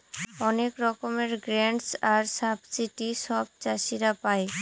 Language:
Bangla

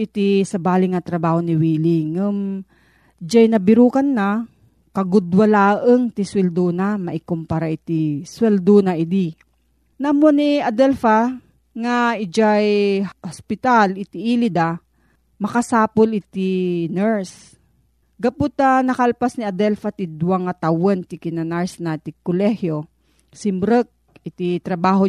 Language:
Filipino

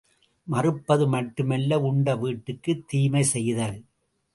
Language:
Tamil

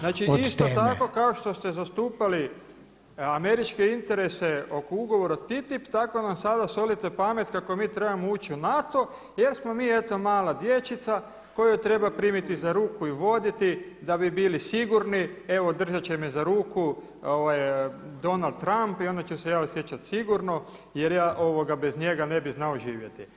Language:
Croatian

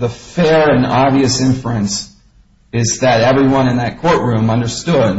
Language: English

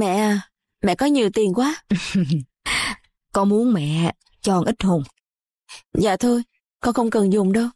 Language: Vietnamese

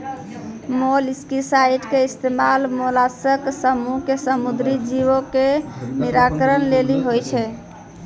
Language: Maithili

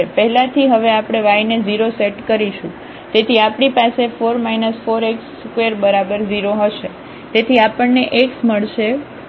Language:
Gujarati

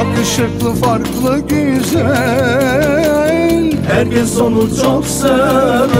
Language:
Arabic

